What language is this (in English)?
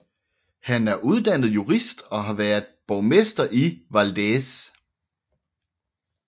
Danish